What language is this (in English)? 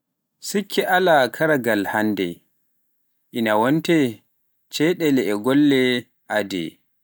Pular